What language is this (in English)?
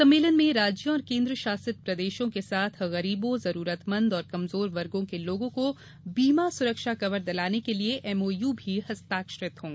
Hindi